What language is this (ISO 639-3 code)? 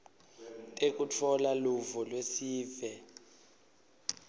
ssw